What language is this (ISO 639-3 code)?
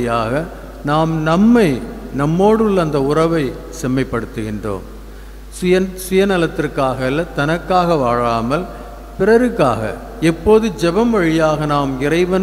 tam